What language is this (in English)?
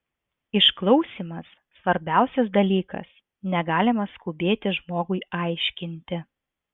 Lithuanian